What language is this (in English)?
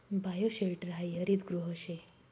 Marathi